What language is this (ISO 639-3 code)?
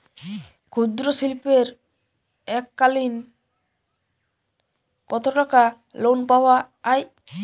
ben